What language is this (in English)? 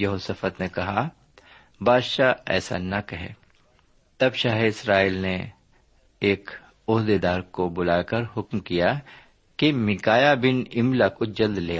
Urdu